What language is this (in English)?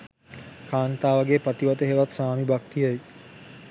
Sinhala